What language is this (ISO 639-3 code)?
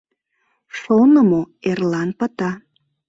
chm